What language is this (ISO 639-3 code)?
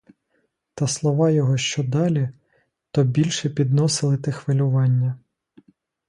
ukr